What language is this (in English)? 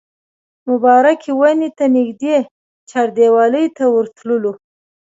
Pashto